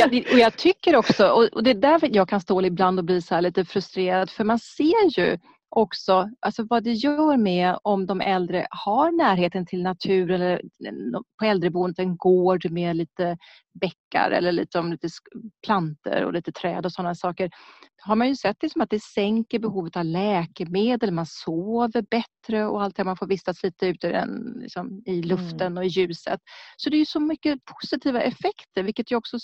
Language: Swedish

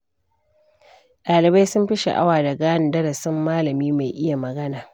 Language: Hausa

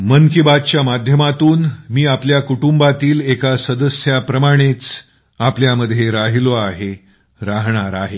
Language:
Marathi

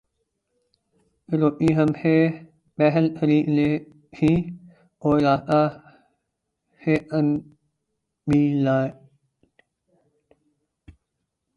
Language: Urdu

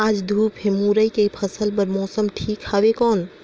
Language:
Chhattisgarhi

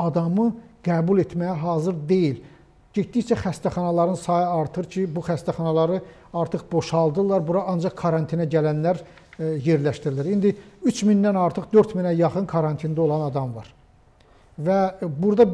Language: Turkish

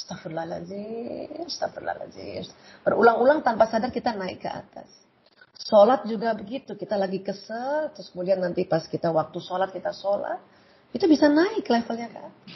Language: Indonesian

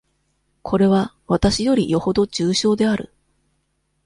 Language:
Japanese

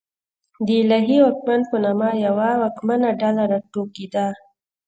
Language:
Pashto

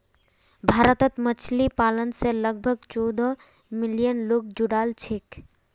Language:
Magahi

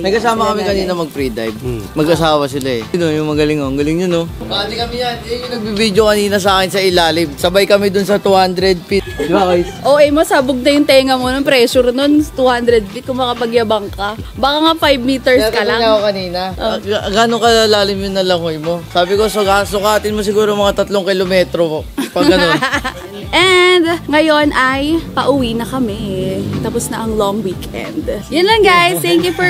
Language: Filipino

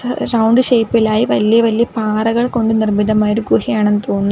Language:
Malayalam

